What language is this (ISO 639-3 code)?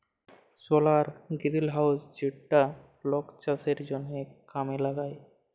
ben